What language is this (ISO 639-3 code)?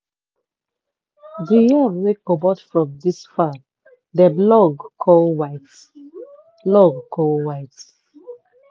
pcm